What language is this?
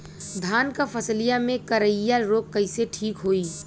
Bhojpuri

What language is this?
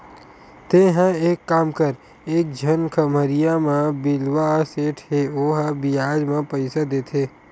Chhattisgarhi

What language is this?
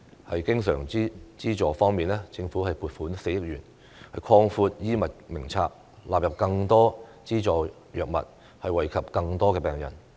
Cantonese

